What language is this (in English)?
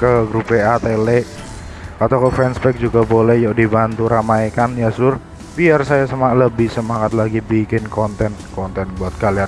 Indonesian